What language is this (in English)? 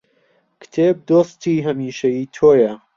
Central Kurdish